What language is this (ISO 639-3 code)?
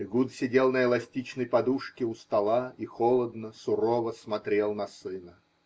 rus